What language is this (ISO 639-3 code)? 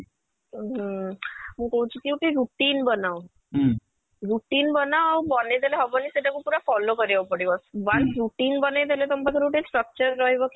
ori